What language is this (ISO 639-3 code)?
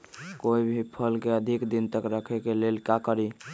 mag